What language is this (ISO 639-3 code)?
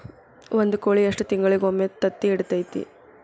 kan